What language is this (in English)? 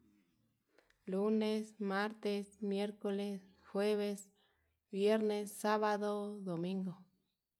Yutanduchi Mixtec